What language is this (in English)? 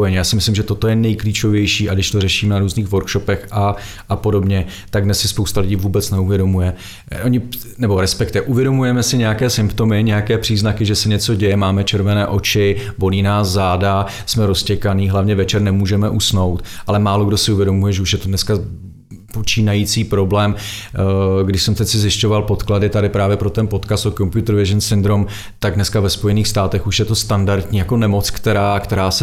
Czech